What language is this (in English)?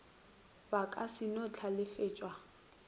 Northern Sotho